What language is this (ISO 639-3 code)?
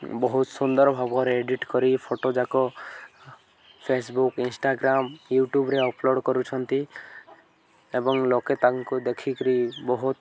ori